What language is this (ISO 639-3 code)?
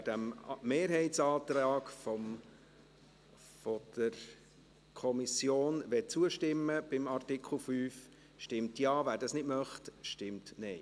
gsw